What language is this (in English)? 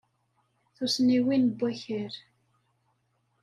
Kabyle